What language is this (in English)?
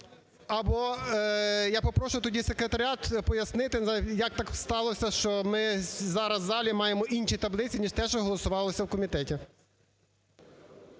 Ukrainian